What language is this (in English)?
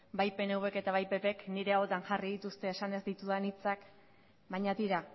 Basque